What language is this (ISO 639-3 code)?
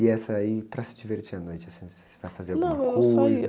por